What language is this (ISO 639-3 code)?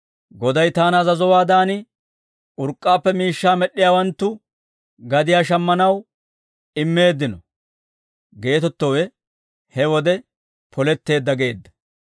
dwr